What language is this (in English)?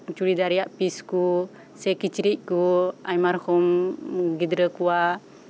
Santali